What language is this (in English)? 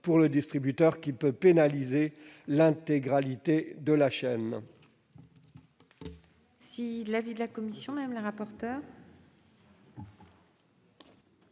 French